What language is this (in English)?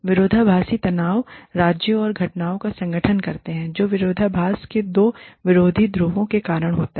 Hindi